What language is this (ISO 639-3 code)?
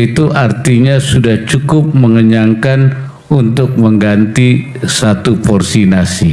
ind